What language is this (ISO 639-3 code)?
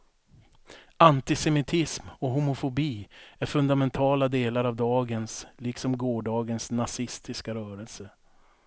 swe